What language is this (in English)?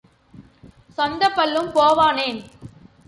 Tamil